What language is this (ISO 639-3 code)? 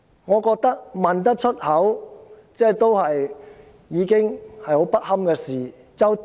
yue